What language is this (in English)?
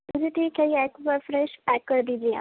Urdu